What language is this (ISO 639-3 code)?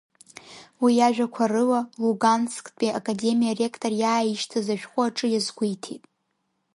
abk